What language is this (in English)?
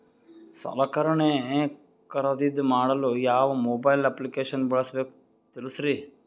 Kannada